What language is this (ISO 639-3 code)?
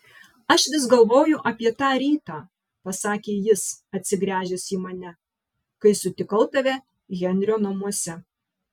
lit